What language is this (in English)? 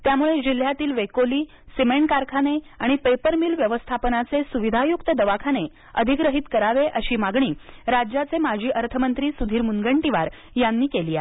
Marathi